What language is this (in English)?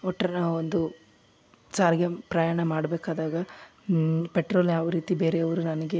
Kannada